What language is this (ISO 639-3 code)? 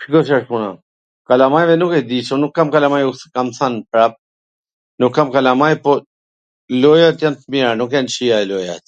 aln